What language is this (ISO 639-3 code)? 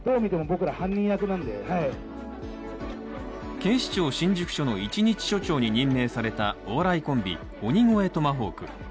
jpn